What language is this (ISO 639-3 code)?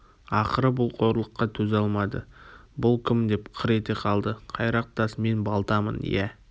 kaz